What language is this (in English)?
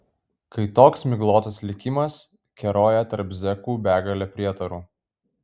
Lithuanian